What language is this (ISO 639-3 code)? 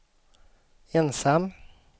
swe